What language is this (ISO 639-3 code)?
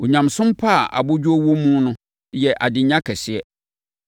aka